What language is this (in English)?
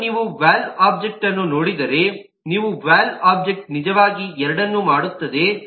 Kannada